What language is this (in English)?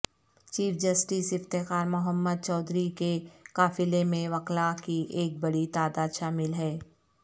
Urdu